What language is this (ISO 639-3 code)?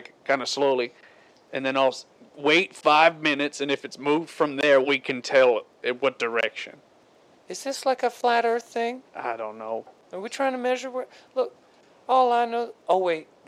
eng